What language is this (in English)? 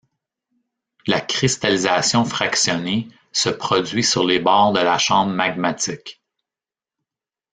French